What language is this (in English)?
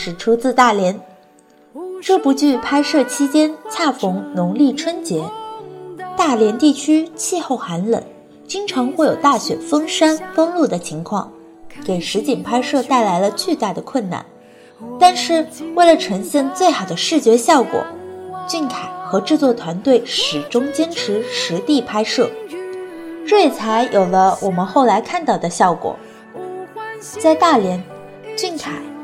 Chinese